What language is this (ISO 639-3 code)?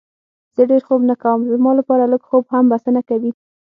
pus